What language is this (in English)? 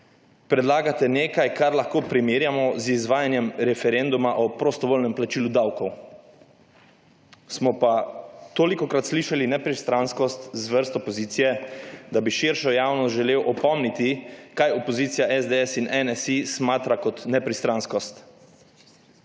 Slovenian